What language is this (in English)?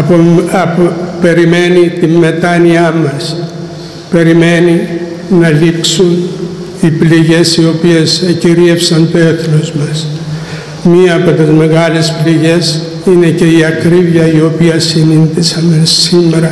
Greek